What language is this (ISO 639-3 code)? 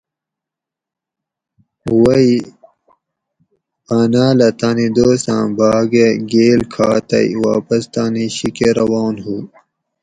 gwc